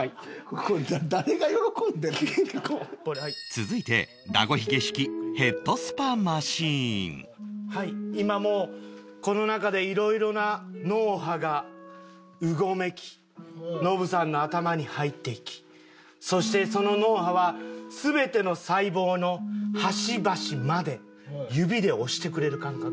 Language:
Japanese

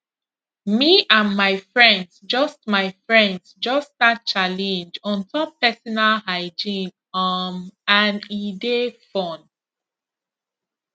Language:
Nigerian Pidgin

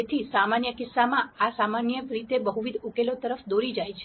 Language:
Gujarati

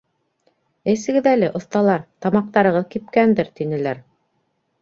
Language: Bashkir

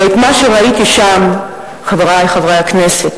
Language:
Hebrew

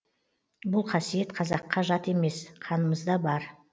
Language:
Kazakh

